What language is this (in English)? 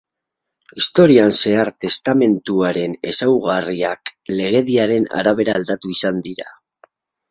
Basque